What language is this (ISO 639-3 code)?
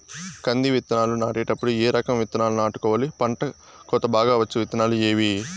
tel